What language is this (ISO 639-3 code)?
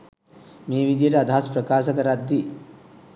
sin